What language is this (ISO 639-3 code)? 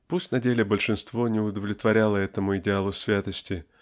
rus